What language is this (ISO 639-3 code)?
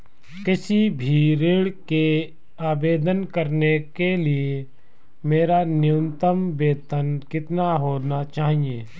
hin